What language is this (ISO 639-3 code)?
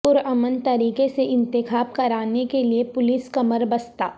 urd